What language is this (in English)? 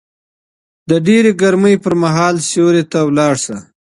Pashto